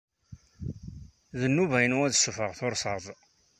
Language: Kabyle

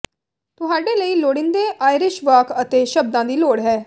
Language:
Punjabi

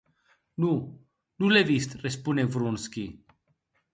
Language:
Occitan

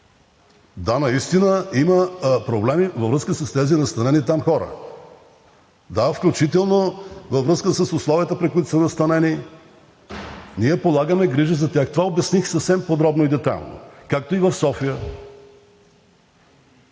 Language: Bulgarian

